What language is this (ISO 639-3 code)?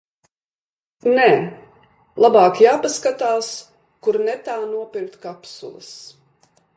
lav